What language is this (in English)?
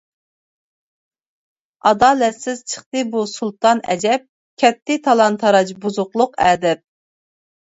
Uyghur